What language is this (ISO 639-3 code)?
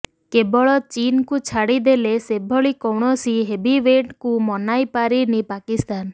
ori